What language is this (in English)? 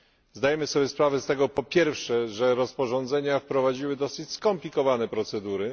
Polish